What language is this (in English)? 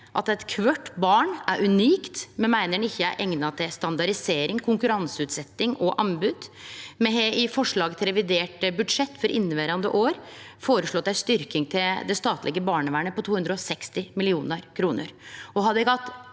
Norwegian